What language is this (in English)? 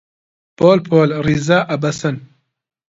Central Kurdish